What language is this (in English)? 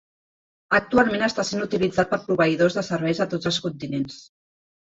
Catalan